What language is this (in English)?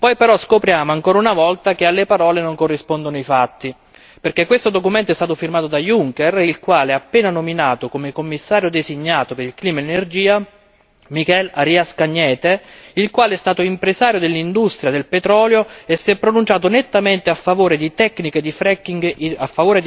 Italian